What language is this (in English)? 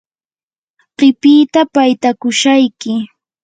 Yanahuanca Pasco Quechua